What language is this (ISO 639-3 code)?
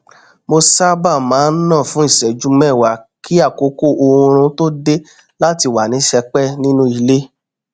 yor